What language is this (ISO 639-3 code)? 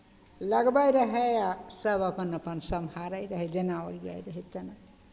mai